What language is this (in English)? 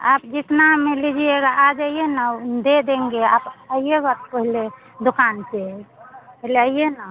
Hindi